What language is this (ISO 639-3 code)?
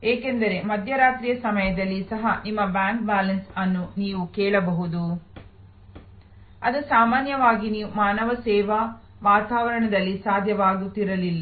kan